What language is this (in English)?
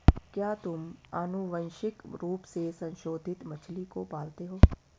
Hindi